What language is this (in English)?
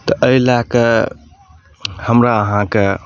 Maithili